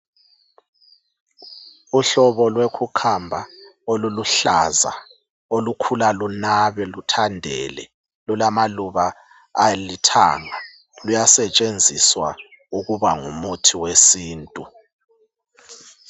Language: North Ndebele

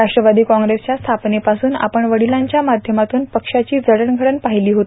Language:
Marathi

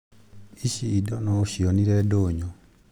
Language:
Kikuyu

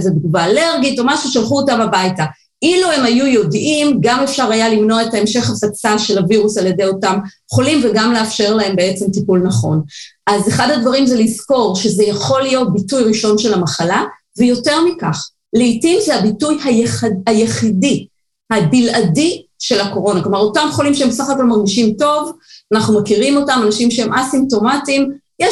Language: Hebrew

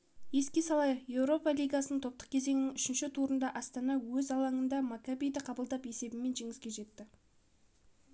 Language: Kazakh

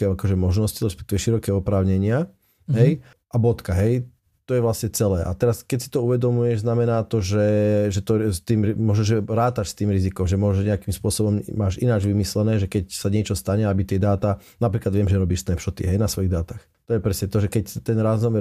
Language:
Slovak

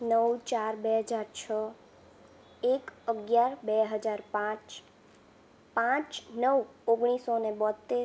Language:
Gujarati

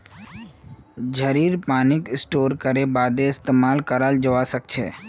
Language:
Magahi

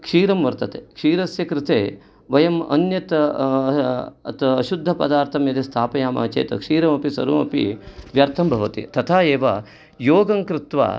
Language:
Sanskrit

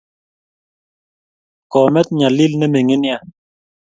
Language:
Kalenjin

